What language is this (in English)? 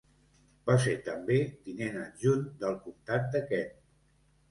Catalan